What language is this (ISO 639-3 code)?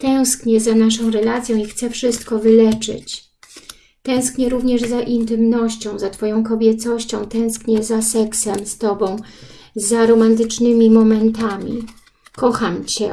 pol